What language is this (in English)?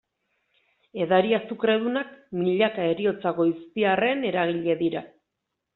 Basque